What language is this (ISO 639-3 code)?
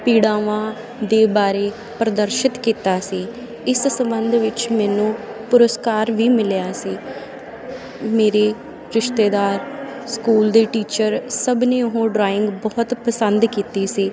pan